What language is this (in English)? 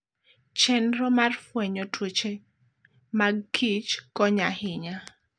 Luo (Kenya and Tanzania)